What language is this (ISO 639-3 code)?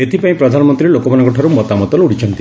ori